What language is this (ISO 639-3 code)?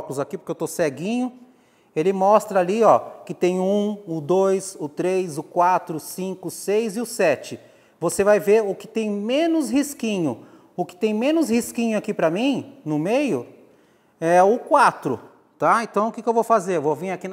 por